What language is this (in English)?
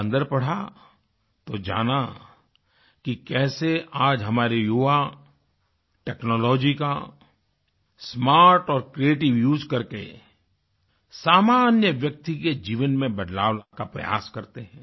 Hindi